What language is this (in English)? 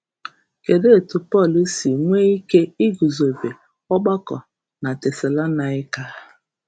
Igbo